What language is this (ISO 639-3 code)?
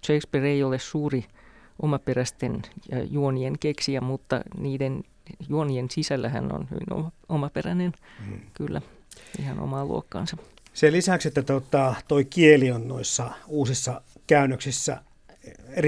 fin